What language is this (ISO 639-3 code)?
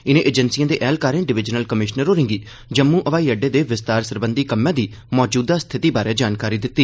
doi